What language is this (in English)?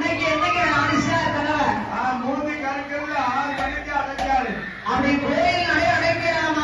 Arabic